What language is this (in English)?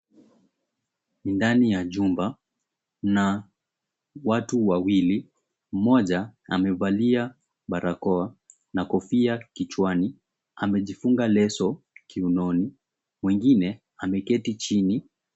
Swahili